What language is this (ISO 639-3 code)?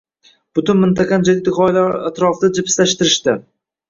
uzb